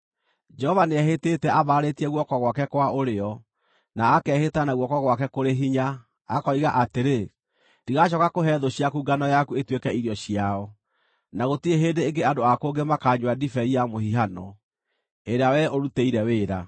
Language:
Kikuyu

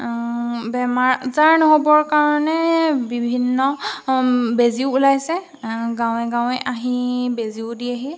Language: Assamese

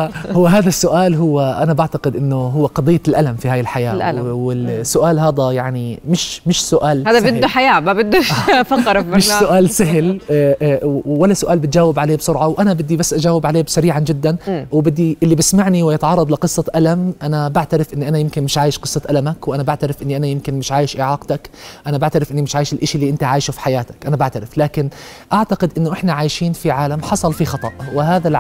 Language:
Arabic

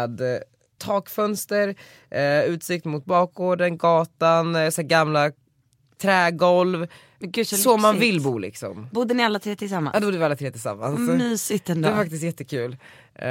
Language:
Swedish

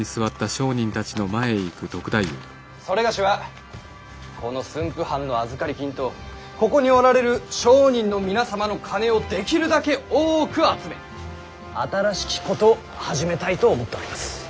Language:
Japanese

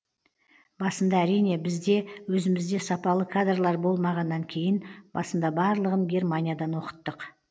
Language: Kazakh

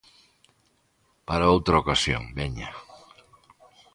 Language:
Galician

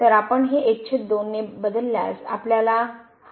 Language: Marathi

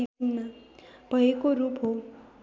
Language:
Nepali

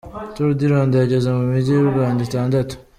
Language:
Kinyarwanda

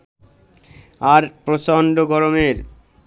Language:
Bangla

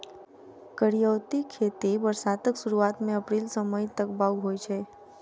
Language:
Maithili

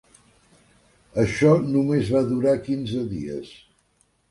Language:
Catalan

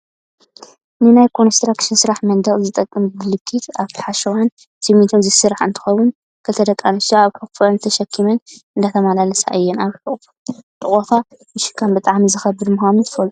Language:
Tigrinya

